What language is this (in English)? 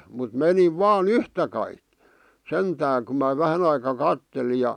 Finnish